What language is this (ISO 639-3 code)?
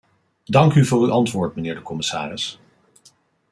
nld